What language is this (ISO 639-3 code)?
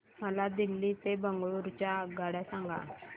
mar